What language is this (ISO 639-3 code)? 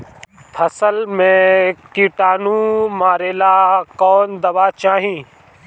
bho